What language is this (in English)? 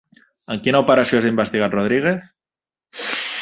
Catalan